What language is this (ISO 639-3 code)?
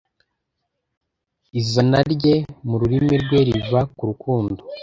kin